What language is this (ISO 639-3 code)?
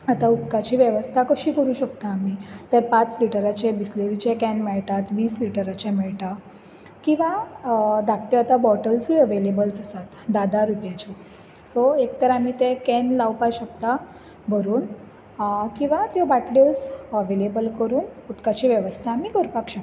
kok